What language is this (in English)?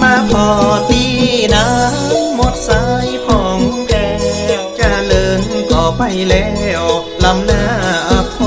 Thai